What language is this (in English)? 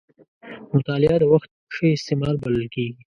Pashto